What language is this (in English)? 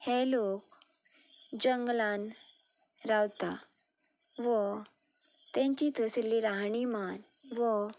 Konkani